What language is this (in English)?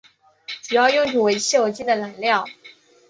Chinese